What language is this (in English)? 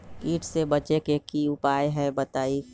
Magahi